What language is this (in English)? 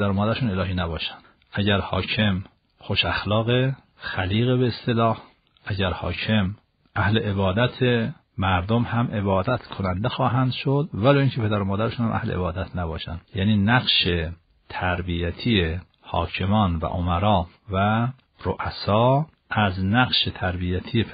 Persian